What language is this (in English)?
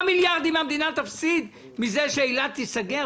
Hebrew